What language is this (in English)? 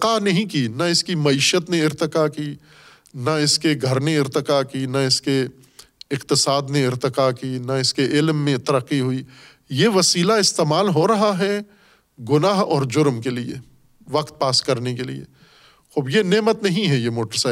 Urdu